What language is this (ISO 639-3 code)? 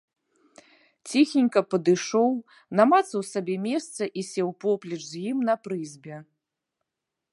bel